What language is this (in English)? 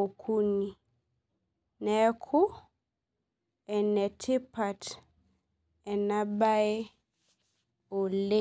Masai